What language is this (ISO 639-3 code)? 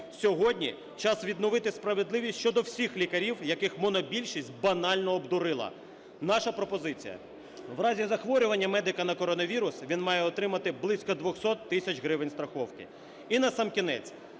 ukr